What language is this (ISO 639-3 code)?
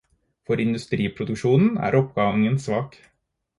nob